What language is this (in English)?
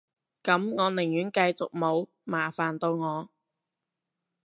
Cantonese